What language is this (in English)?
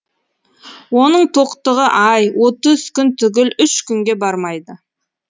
Kazakh